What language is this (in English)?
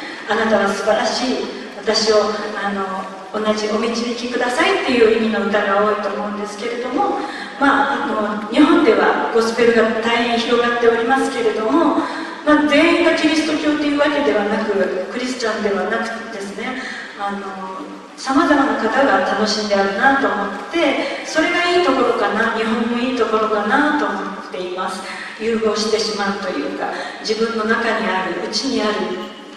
Japanese